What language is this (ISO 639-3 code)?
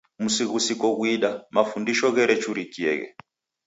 dav